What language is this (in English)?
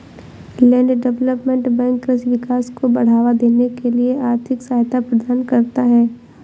Hindi